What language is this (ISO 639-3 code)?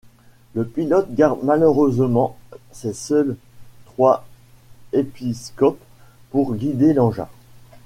fra